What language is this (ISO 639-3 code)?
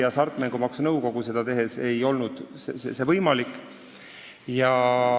est